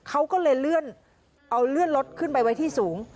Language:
Thai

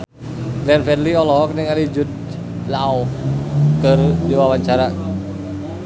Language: Sundanese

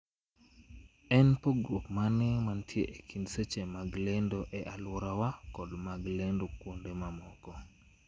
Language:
Luo (Kenya and Tanzania)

